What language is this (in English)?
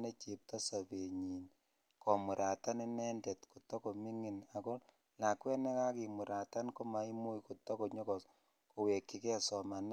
Kalenjin